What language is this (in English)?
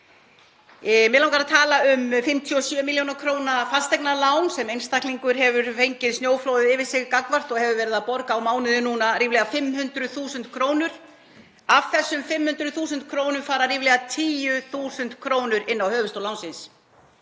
Icelandic